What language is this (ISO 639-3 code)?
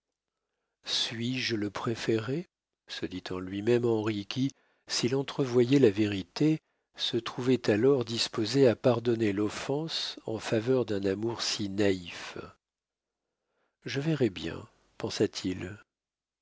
fra